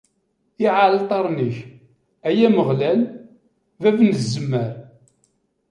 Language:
Kabyle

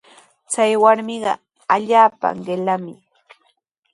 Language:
Sihuas Ancash Quechua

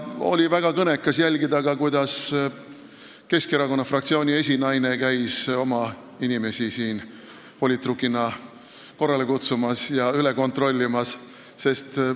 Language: Estonian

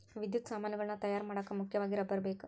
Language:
Kannada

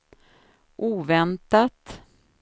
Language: Swedish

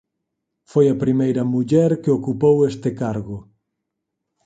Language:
Galician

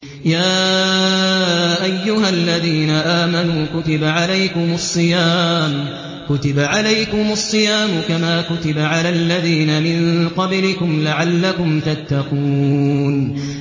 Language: Arabic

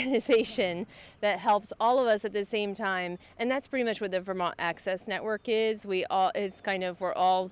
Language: English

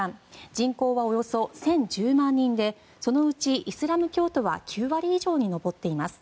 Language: Japanese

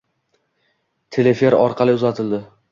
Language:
Uzbek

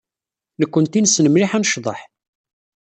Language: Kabyle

